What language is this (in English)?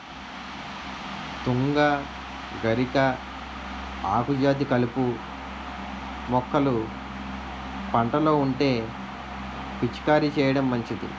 Telugu